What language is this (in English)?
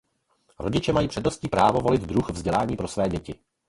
Czech